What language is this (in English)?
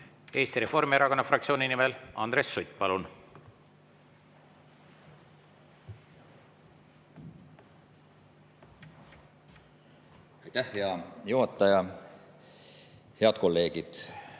Estonian